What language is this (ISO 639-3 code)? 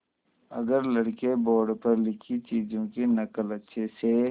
hin